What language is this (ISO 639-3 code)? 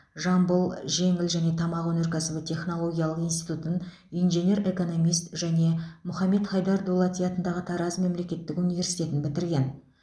kaz